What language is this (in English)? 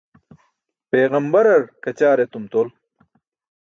Burushaski